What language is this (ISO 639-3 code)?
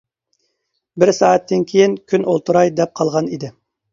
uig